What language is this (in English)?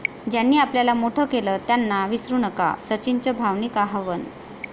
Marathi